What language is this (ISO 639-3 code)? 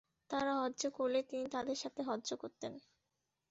ben